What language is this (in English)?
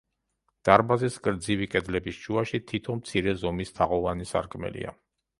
Georgian